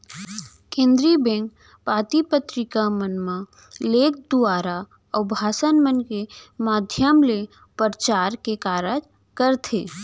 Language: Chhattisgarhi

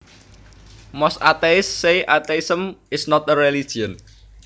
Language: Javanese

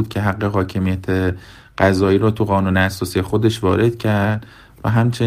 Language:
Persian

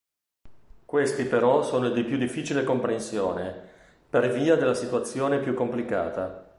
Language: Italian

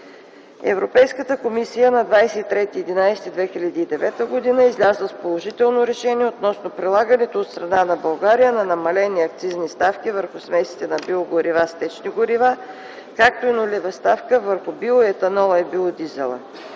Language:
Bulgarian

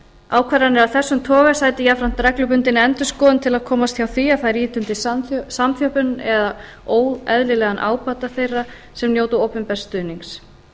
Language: Icelandic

